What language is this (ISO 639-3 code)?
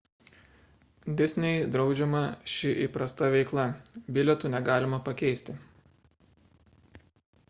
lit